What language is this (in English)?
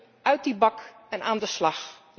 Dutch